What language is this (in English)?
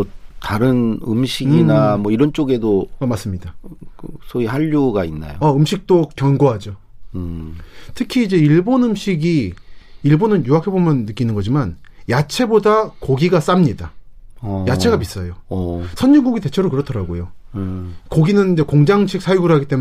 Korean